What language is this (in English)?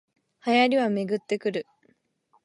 Japanese